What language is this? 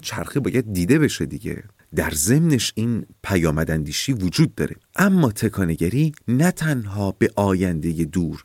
Persian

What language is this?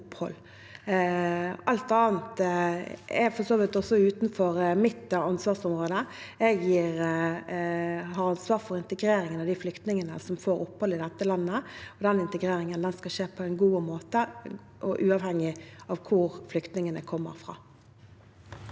Norwegian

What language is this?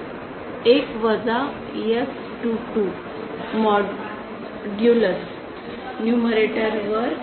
Marathi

